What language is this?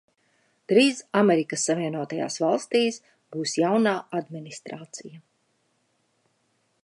Latvian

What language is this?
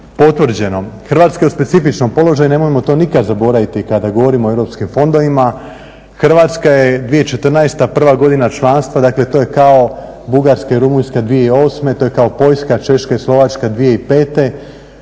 Croatian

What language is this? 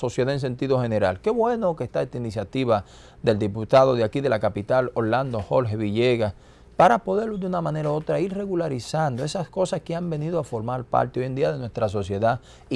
Spanish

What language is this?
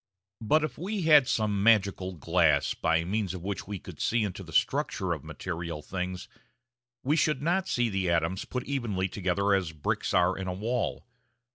English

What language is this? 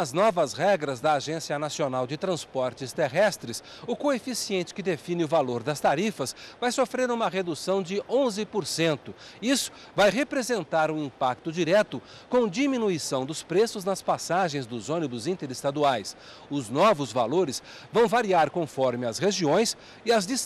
Portuguese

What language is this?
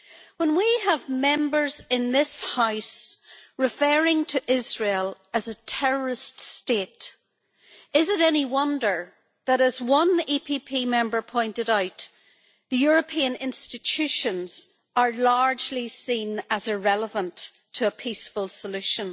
English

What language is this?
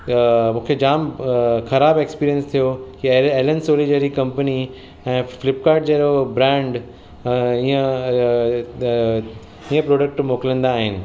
Sindhi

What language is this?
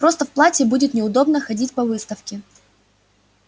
Russian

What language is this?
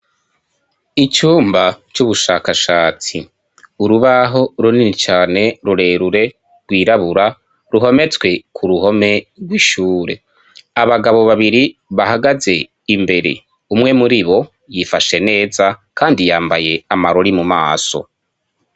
Rundi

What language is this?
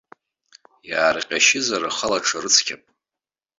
Abkhazian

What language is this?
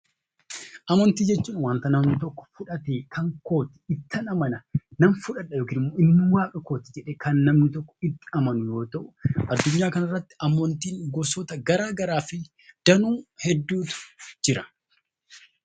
Oromo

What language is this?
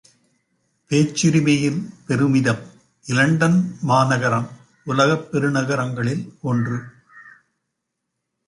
Tamil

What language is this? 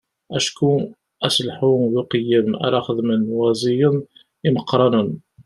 Kabyle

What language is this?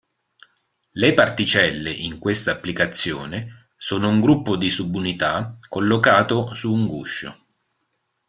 Italian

